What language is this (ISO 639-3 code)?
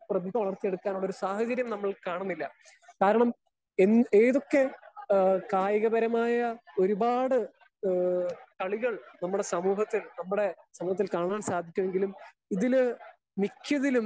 mal